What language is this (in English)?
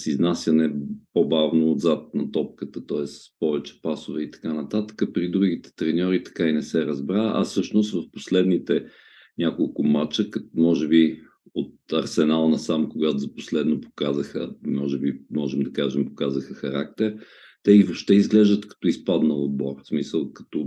Bulgarian